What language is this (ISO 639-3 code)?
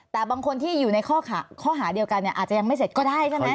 tha